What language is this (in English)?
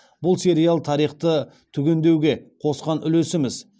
Kazakh